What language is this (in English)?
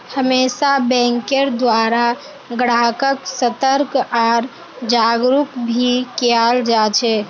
Magahi